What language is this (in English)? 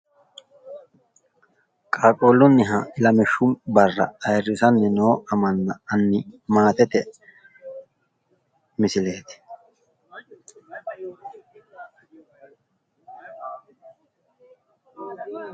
Sidamo